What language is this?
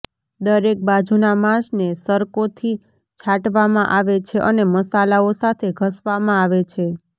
Gujarati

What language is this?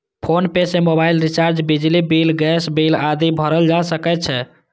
Maithili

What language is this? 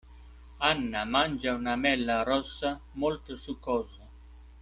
Italian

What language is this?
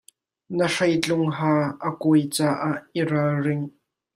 Hakha Chin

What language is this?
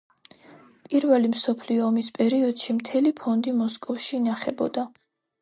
Georgian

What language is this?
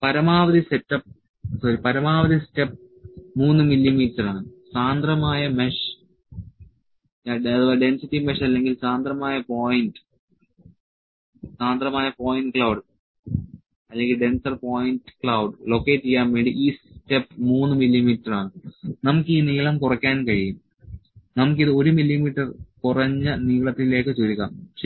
Malayalam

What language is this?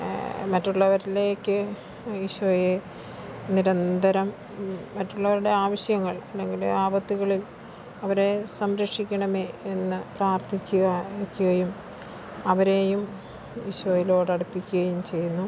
Malayalam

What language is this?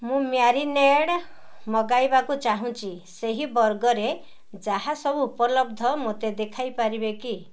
Odia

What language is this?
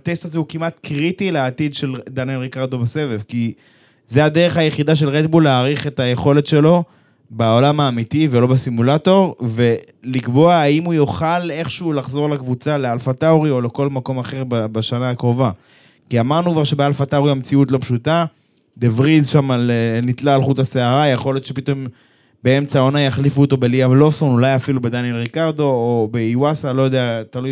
Hebrew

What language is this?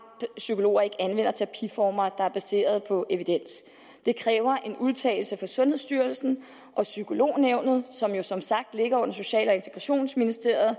Danish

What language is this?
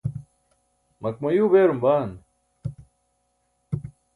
Burushaski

